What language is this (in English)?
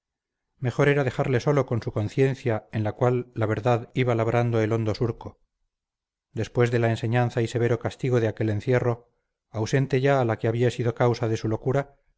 Spanish